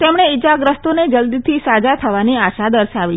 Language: Gujarati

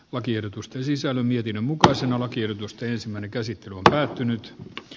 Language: Finnish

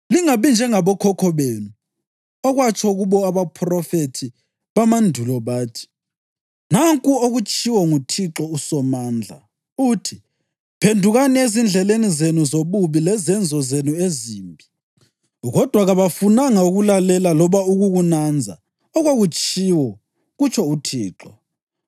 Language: North Ndebele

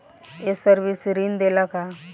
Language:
Bhojpuri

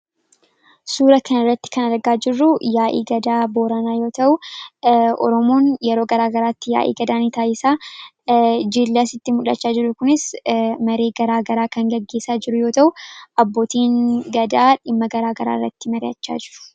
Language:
Oromo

